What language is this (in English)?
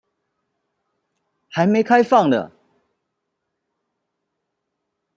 Chinese